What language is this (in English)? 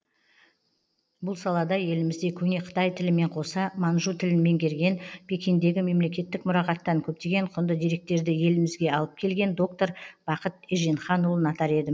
Kazakh